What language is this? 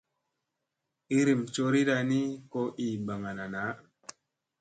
Musey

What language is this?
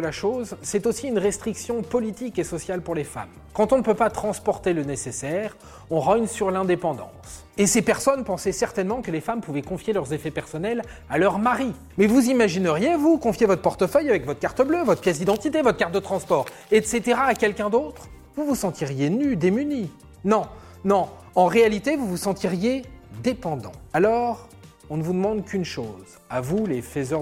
French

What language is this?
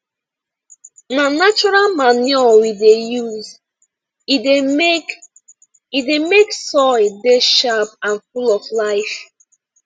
Nigerian Pidgin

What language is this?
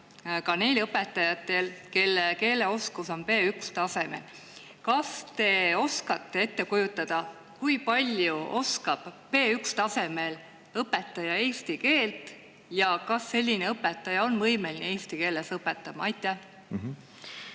Estonian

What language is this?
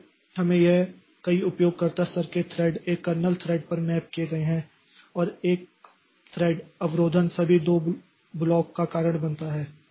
Hindi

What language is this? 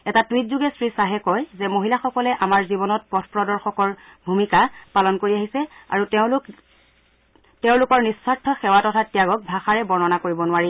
Assamese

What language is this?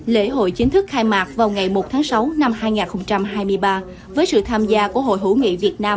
Vietnamese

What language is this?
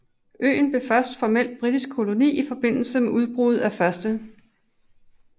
Danish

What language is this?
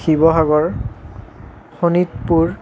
Assamese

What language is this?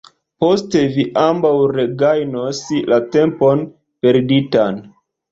Esperanto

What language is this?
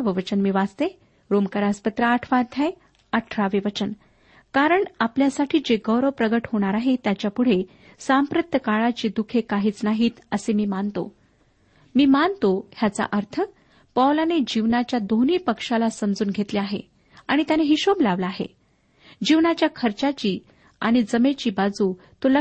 Marathi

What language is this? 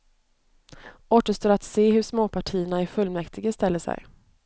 Swedish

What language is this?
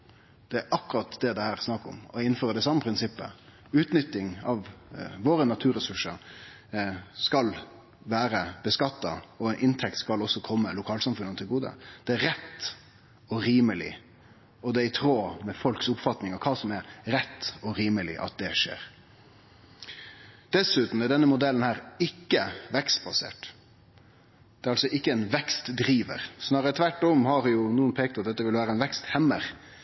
Norwegian Nynorsk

